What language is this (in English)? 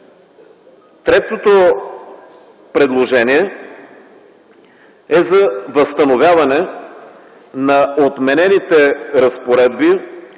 Bulgarian